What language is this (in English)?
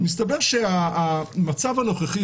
Hebrew